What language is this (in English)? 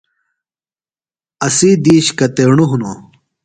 Phalura